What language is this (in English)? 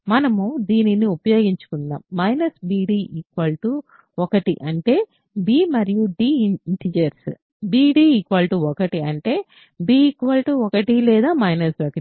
Telugu